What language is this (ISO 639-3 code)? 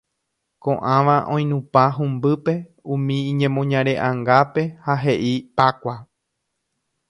grn